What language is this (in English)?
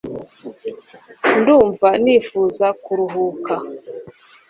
Kinyarwanda